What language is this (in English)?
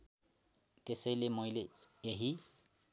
Nepali